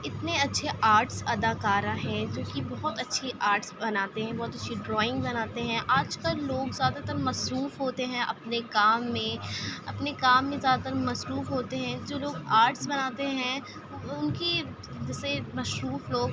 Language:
Urdu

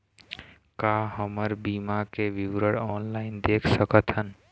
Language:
Chhattisgarhi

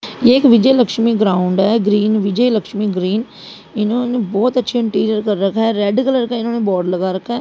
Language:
Hindi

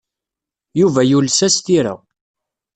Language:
Kabyle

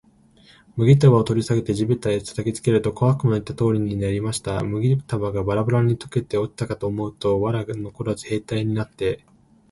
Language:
Japanese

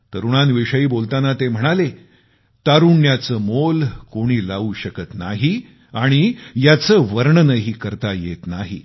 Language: Marathi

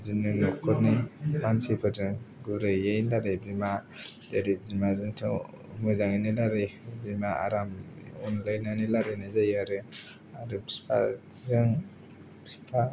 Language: Bodo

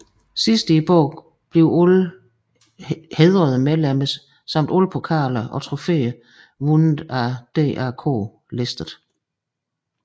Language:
Danish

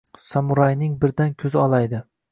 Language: Uzbek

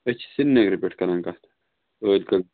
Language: Kashmiri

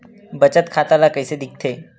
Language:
Chhattisgarhi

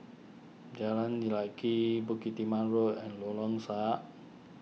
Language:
English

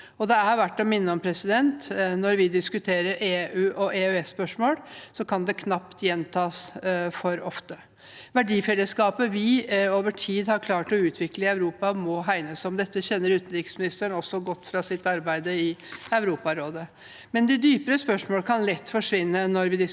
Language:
Norwegian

